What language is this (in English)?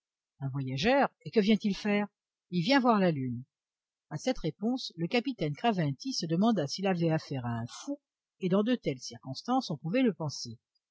French